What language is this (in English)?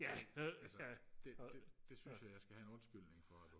Danish